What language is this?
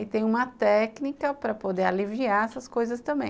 Portuguese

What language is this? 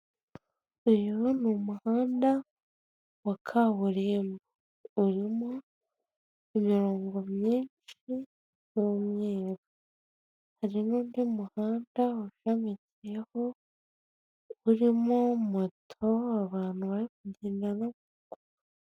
Kinyarwanda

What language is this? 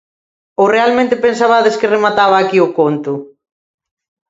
Galician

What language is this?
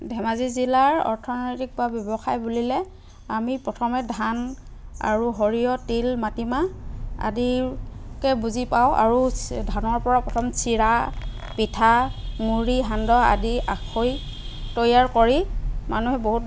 Assamese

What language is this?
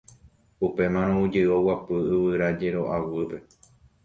Guarani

